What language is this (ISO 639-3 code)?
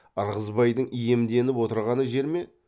kaz